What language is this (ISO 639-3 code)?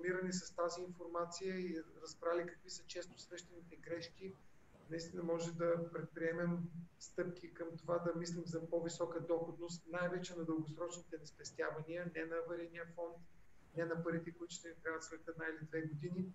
bul